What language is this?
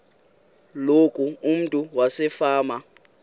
Xhosa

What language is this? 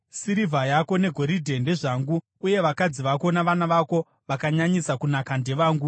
Shona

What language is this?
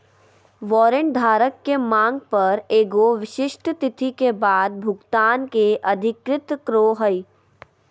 Magahi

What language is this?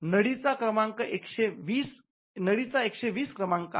Marathi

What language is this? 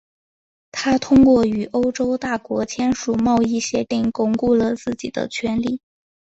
Chinese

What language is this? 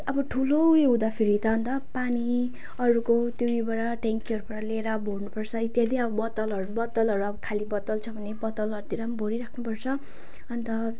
Nepali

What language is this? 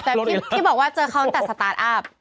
Thai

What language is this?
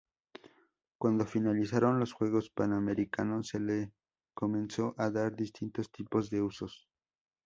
Spanish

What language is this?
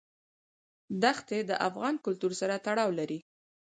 Pashto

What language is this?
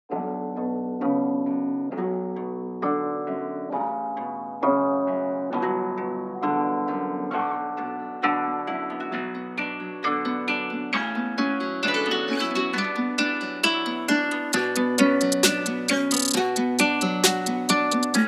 Romanian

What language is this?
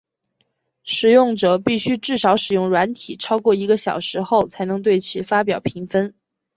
Chinese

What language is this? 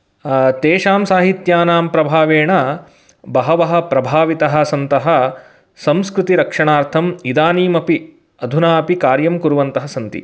Sanskrit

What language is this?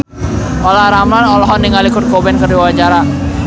Sundanese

